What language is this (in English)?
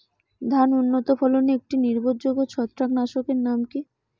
Bangla